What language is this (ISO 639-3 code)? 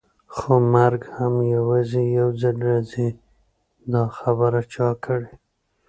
pus